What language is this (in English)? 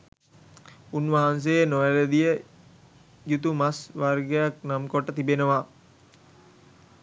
Sinhala